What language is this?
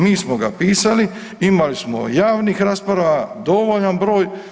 Croatian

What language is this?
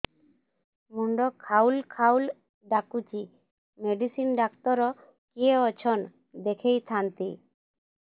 Odia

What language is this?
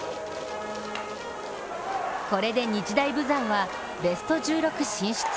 Japanese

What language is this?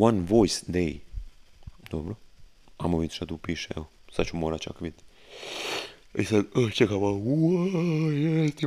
Croatian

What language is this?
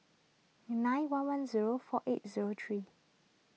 English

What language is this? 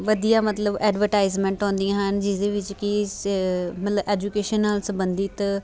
Punjabi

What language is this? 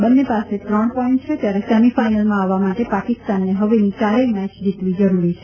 Gujarati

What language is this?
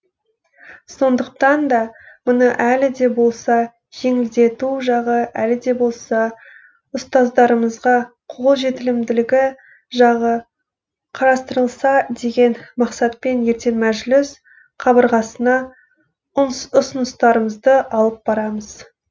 Kazakh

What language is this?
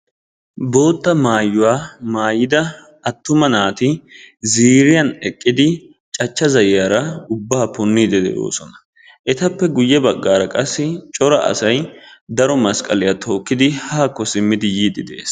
Wolaytta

